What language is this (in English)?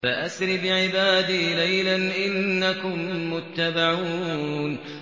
Arabic